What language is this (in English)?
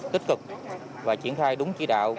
Vietnamese